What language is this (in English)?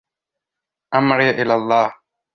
Arabic